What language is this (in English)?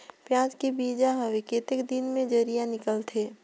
Chhattisgarhi